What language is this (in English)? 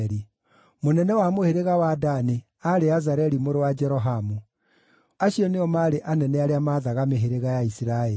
Kikuyu